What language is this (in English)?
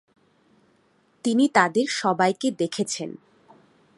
Bangla